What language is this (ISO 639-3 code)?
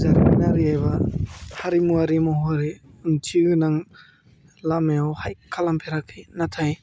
brx